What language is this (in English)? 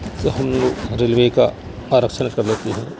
Urdu